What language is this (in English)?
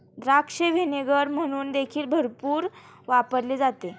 Marathi